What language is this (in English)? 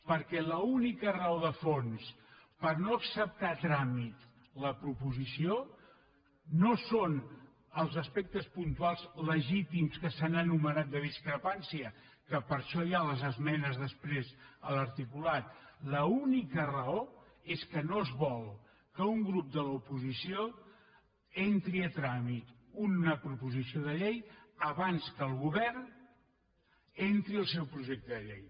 Catalan